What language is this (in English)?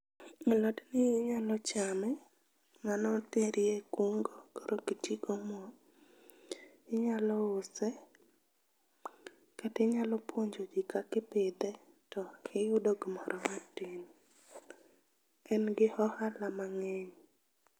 Luo (Kenya and Tanzania)